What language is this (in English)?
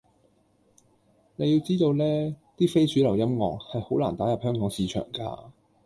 Cantonese